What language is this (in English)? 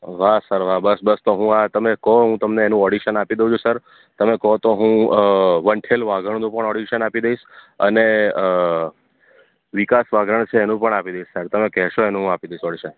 Gujarati